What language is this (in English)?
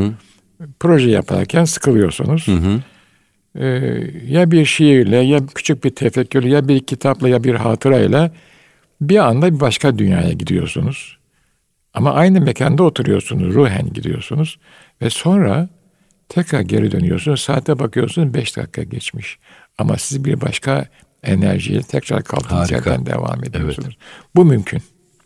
Turkish